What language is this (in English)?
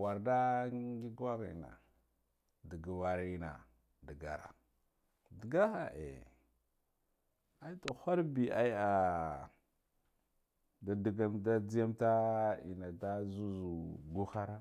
Guduf-Gava